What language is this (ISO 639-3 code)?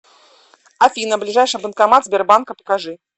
rus